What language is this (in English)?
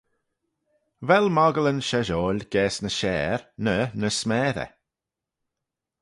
Manx